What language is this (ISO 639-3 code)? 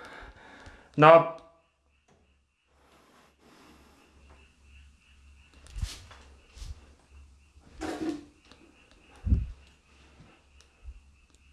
kor